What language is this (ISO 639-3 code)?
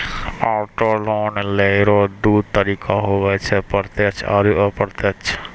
mai